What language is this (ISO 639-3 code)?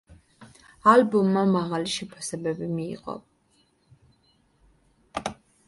kat